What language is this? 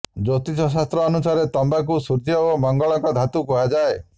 Odia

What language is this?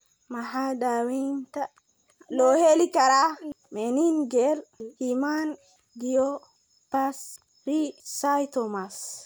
Somali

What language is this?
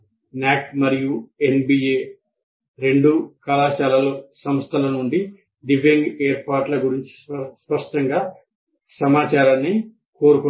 Telugu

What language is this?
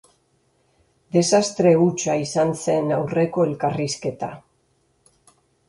Basque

